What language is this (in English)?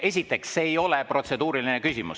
Estonian